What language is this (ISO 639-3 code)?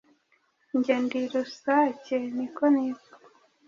kin